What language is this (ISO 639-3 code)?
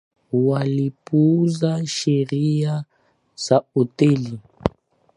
swa